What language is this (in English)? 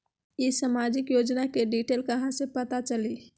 Magahi